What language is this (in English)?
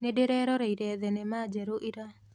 Kikuyu